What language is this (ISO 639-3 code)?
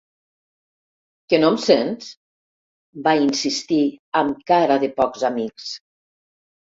cat